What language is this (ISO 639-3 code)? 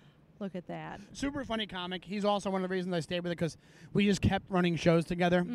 eng